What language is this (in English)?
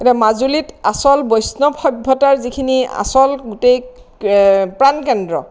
Assamese